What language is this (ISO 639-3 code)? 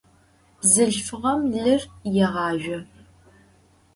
ady